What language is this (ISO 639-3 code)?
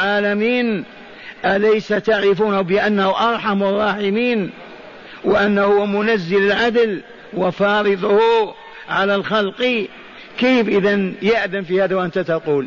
ara